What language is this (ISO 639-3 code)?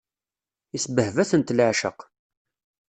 kab